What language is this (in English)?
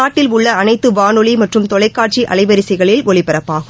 Tamil